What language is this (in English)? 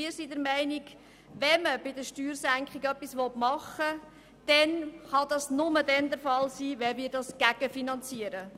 Swiss German